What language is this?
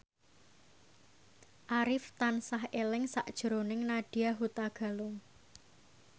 Javanese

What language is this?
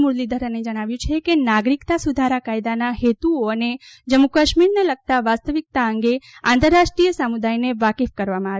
Gujarati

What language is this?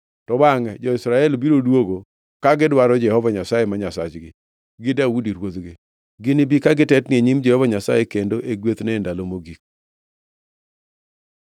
Luo (Kenya and Tanzania)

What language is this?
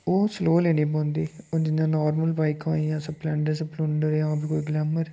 Dogri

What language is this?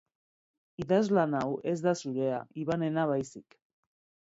Basque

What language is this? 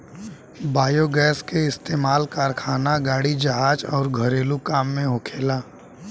Bhojpuri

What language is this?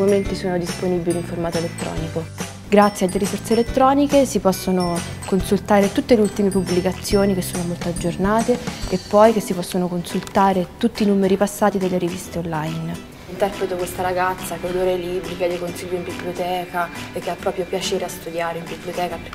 Italian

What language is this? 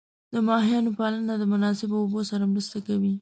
Pashto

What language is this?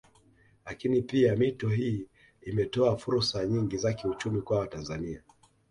Swahili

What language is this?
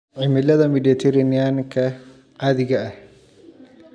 Somali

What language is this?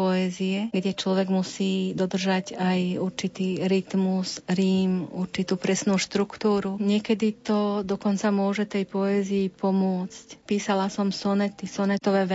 Slovak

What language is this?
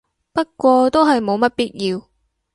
Cantonese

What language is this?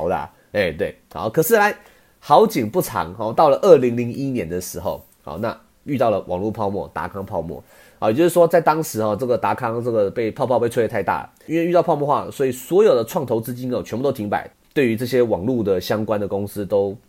Chinese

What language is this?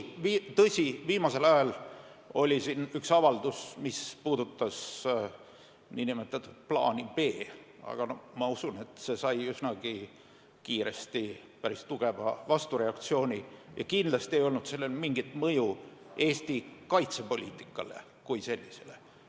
Estonian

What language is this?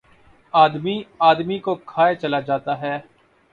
Urdu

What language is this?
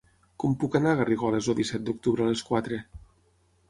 Catalan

